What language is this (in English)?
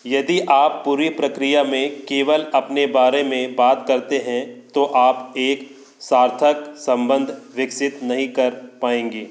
Hindi